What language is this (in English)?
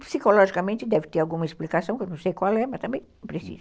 Portuguese